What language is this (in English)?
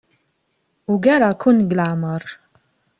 Kabyle